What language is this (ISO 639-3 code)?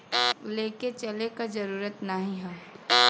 bho